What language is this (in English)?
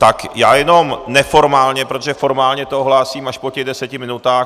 Czech